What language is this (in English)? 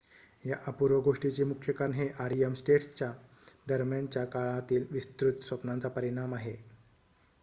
Marathi